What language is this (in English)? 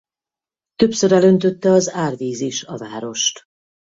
Hungarian